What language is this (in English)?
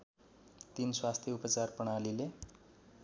Nepali